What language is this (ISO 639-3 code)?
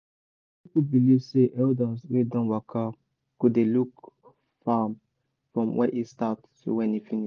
pcm